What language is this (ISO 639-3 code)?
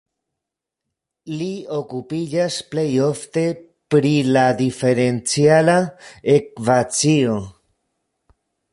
epo